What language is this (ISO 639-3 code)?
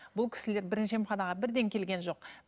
kaz